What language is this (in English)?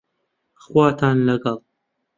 Central Kurdish